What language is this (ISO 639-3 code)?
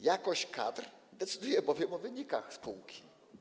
pol